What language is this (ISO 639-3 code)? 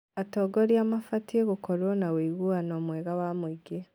kik